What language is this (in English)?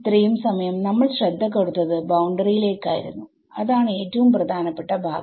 Malayalam